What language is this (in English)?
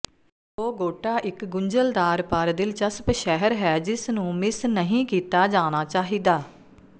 Punjabi